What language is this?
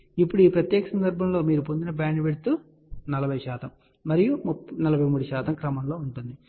Telugu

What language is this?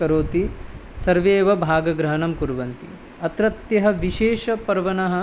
Sanskrit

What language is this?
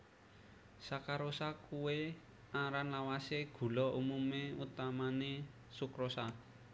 Javanese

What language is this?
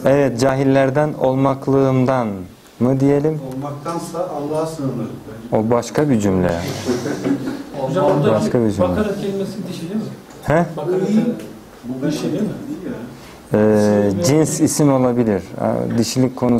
Turkish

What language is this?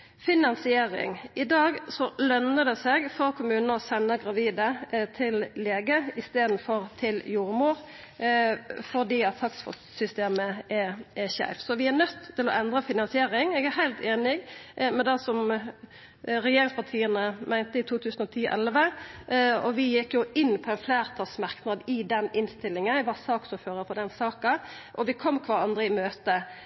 Norwegian Nynorsk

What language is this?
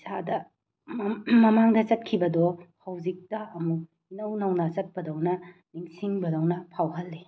Manipuri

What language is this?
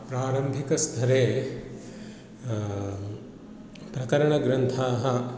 Sanskrit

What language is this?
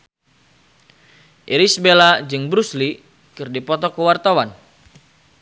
Sundanese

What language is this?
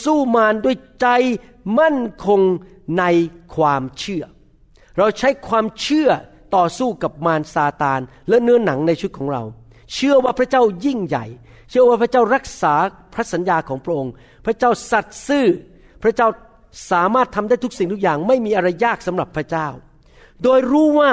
Thai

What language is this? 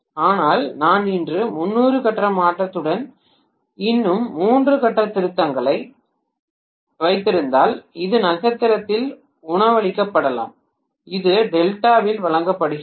Tamil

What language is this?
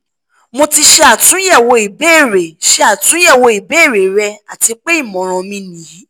Yoruba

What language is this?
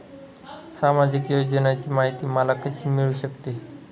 Marathi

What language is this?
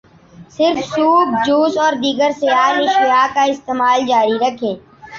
Urdu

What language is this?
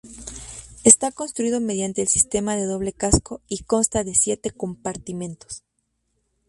Spanish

